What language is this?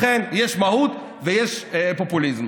Hebrew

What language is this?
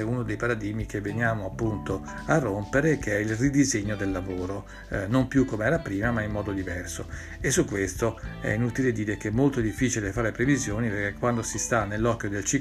Italian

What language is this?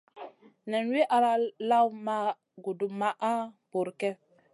Masana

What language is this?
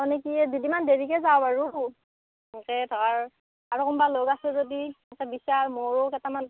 Assamese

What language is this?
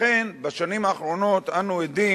Hebrew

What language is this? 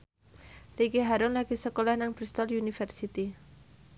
Javanese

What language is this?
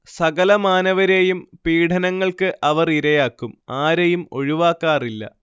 Malayalam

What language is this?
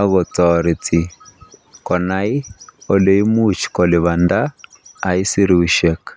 Kalenjin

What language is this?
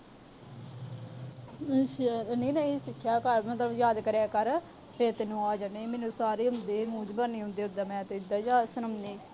Punjabi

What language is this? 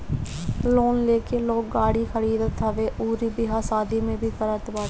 Bhojpuri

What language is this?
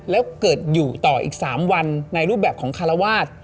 Thai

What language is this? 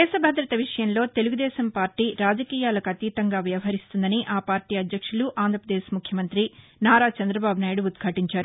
Telugu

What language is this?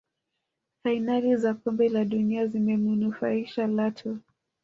Swahili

